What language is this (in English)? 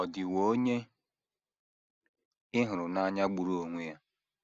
Igbo